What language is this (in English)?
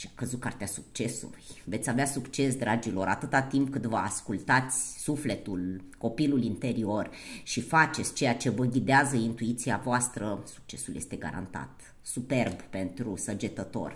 Romanian